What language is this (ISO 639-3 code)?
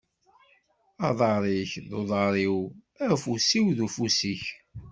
kab